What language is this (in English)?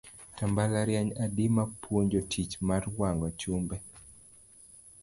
Luo (Kenya and Tanzania)